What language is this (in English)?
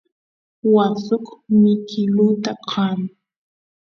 Santiago del Estero Quichua